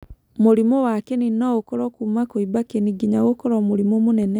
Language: Kikuyu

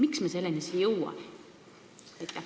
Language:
Estonian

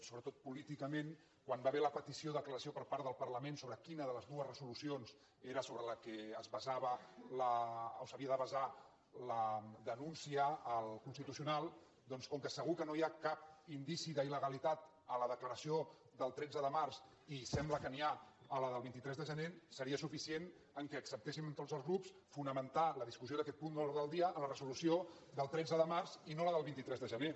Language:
Catalan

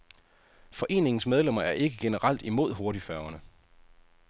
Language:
Danish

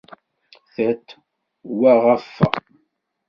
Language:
Kabyle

